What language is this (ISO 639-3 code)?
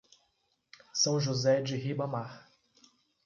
por